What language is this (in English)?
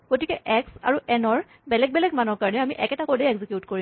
Assamese